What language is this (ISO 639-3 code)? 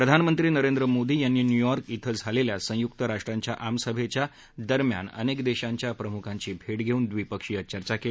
mar